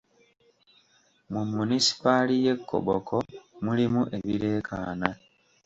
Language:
Ganda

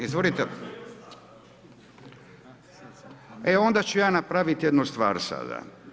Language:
Croatian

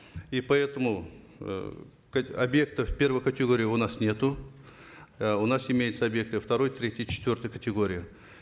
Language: Kazakh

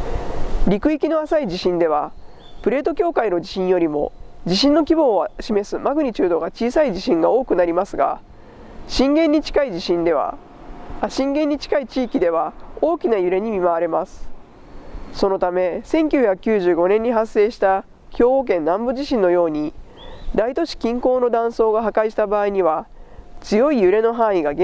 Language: Japanese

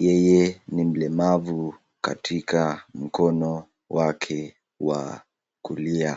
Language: Swahili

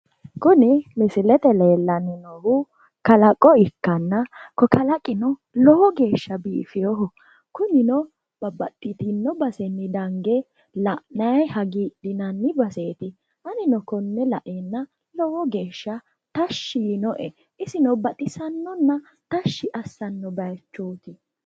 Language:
Sidamo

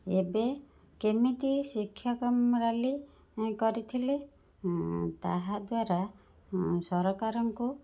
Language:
Odia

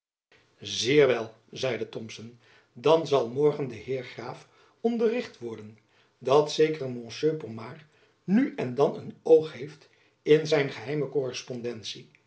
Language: Dutch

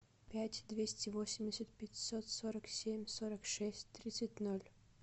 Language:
Russian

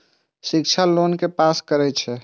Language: Maithili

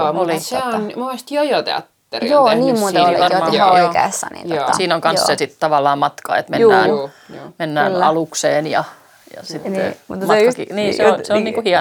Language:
Finnish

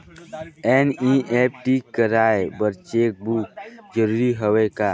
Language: Chhattisgarhi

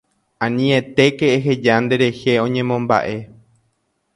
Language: Guarani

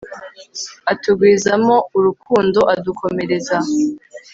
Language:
Kinyarwanda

